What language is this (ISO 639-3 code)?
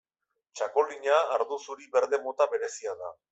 eus